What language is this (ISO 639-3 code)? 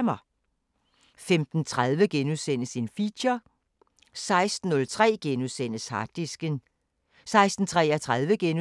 dan